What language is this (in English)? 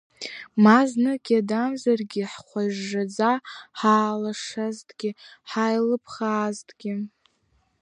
Abkhazian